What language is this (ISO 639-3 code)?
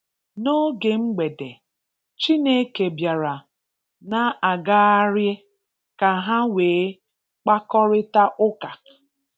ibo